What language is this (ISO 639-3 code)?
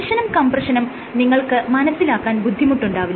mal